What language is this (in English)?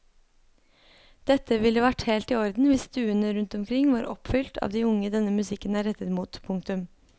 Norwegian